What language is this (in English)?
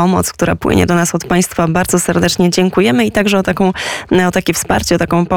Polish